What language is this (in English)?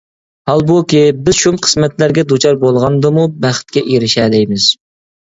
Uyghur